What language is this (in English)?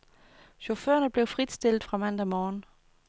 Danish